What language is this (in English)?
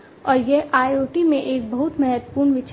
Hindi